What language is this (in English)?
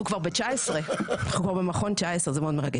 Hebrew